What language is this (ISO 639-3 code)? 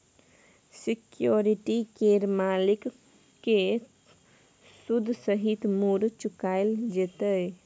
mai